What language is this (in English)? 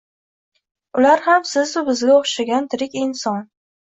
Uzbek